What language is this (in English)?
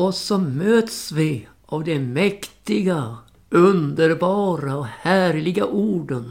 Swedish